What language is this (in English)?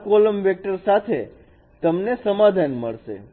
Gujarati